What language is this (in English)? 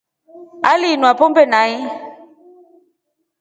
Rombo